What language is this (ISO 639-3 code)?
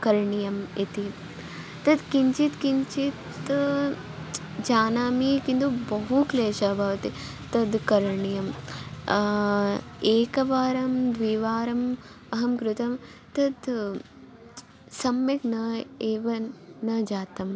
san